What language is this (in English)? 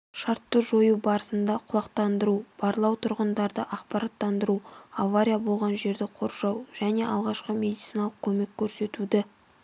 Kazakh